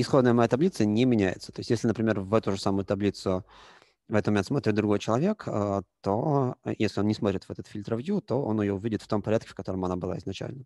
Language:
Russian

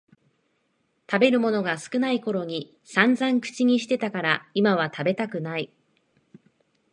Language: Japanese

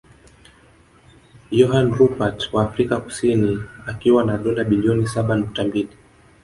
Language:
Swahili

